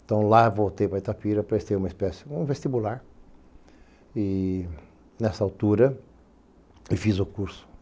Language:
Portuguese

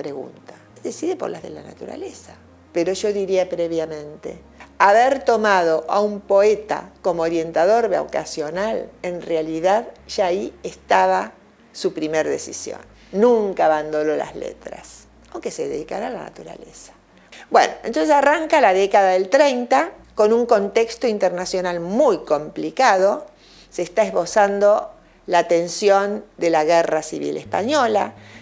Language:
Spanish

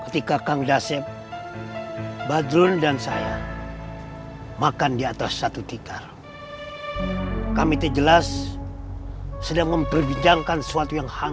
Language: Indonesian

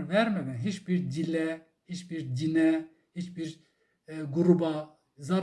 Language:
Turkish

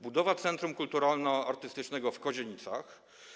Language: Polish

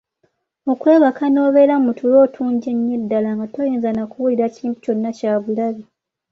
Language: Ganda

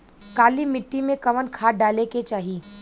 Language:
Bhojpuri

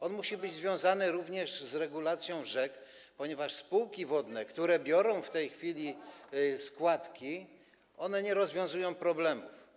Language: Polish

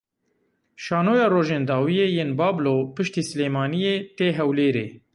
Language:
Kurdish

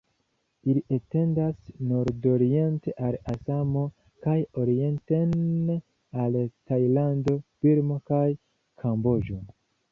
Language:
Esperanto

